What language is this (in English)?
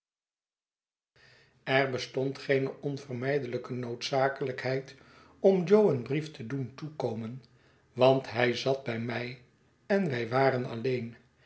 Dutch